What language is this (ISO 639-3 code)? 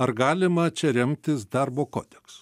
lit